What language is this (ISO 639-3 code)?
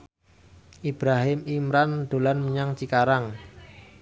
jav